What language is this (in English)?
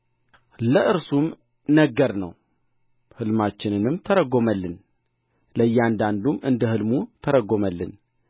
Amharic